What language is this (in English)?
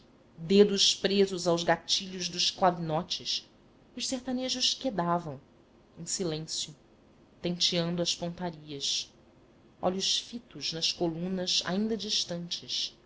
Portuguese